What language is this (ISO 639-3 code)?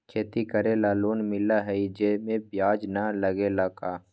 mag